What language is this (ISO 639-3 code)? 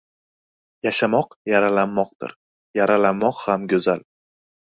uzb